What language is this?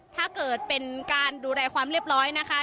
Thai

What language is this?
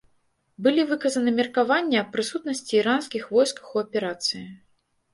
Belarusian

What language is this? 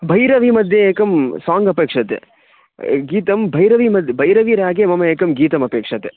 Sanskrit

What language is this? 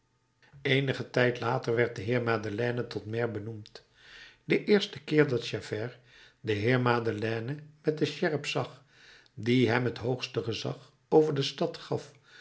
Dutch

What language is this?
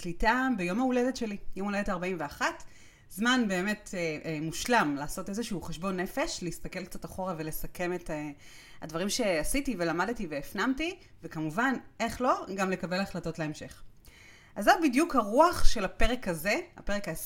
Hebrew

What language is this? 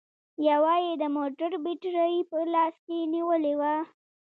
Pashto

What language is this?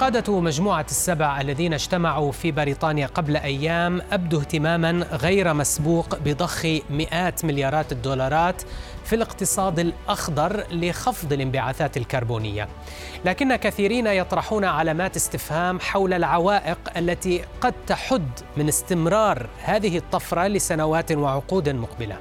Arabic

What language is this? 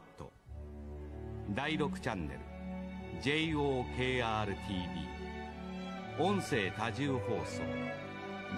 Japanese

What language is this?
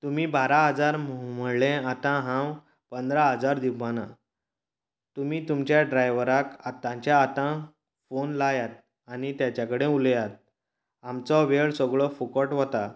Konkani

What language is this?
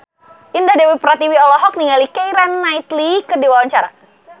Sundanese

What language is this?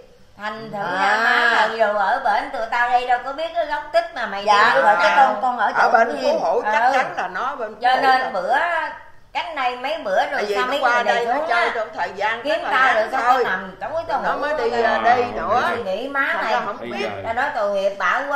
Vietnamese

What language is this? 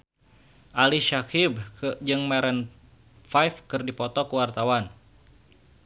Sundanese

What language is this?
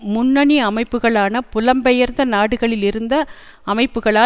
Tamil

